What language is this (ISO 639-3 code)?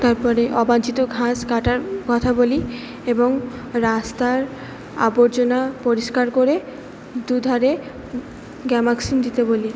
ben